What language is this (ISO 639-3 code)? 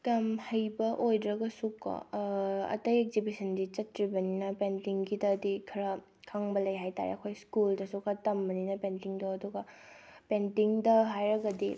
mni